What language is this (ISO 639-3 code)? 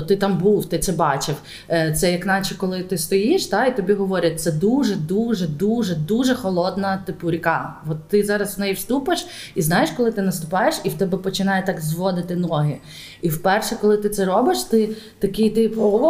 ukr